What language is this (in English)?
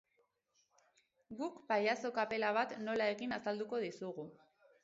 Basque